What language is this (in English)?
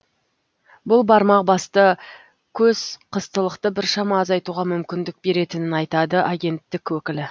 Kazakh